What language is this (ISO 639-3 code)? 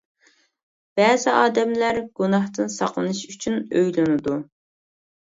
uig